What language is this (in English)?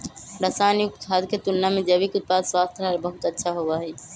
Magahi